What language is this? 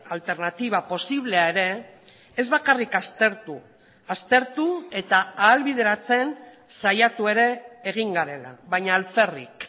Basque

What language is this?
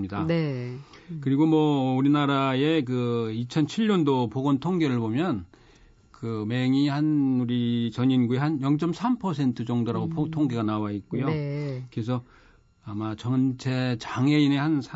Korean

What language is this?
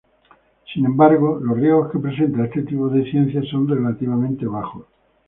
Spanish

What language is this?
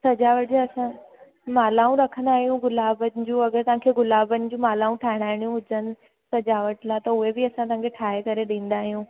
Sindhi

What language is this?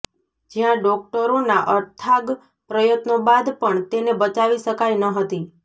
Gujarati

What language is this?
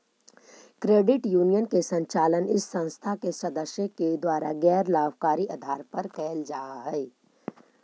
Magahi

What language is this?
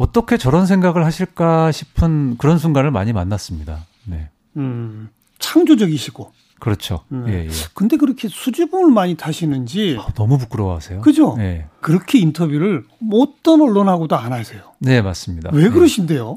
Korean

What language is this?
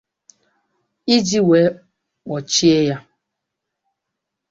Igbo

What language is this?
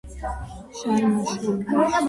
Georgian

